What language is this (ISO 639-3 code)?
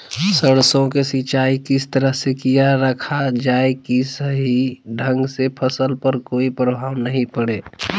mag